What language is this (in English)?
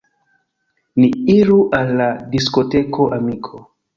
Esperanto